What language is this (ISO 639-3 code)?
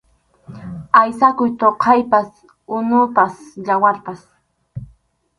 qxu